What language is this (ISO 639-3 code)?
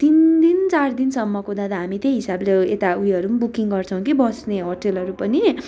nep